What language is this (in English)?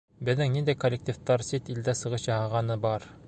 Bashkir